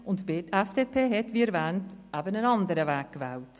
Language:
Swiss German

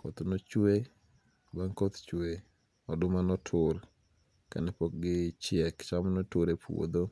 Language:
Luo (Kenya and Tanzania)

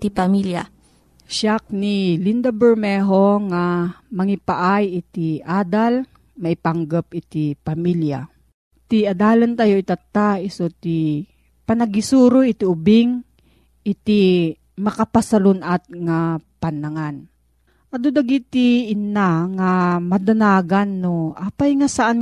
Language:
Filipino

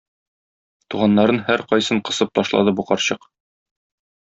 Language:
Tatar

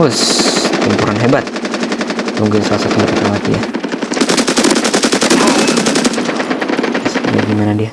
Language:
Indonesian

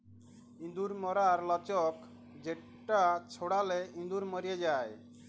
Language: Bangla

